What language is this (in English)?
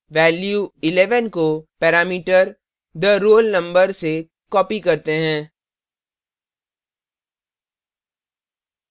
Hindi